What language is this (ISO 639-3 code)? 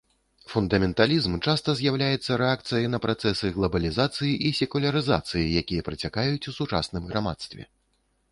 bel